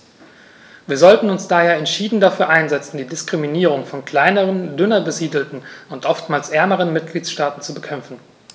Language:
German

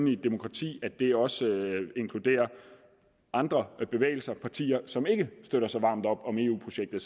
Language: Danish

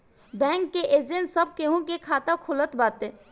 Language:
Bhojpuri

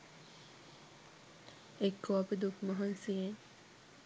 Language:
Sinhala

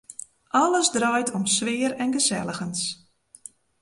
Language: Western Frisian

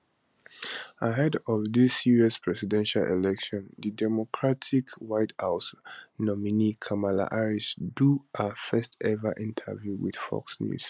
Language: Nigerian Pidgin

